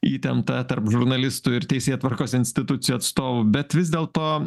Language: Lithuanian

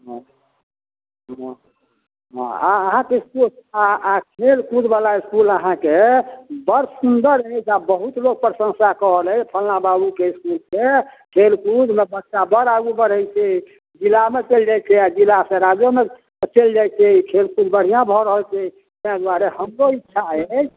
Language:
Maithili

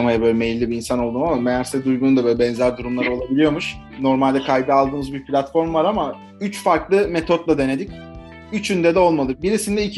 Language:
Turkish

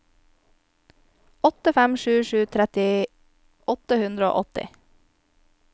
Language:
Norwegian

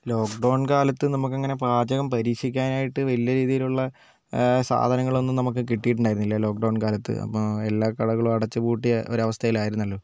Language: Malayalam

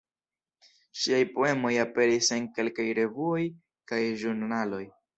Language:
Esperanto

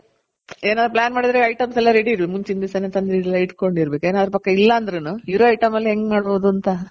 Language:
Kannada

